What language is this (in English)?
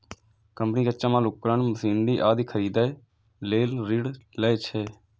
Maithili